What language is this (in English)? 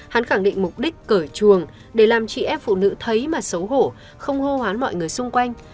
Vietnamese